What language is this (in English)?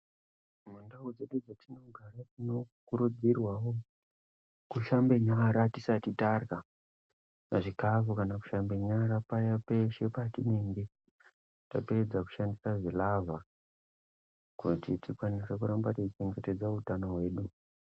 Ndau